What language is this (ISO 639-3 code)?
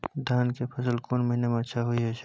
mai